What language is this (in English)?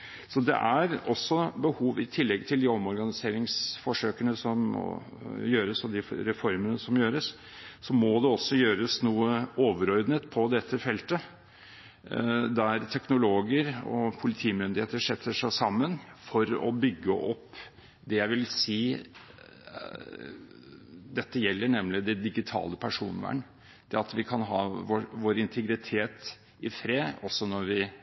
Norwegian Bokmål